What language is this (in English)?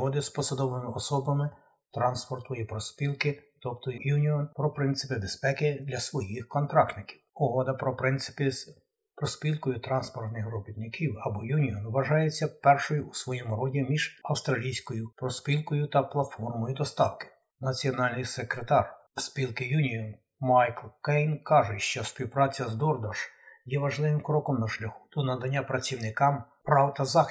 Ukrainian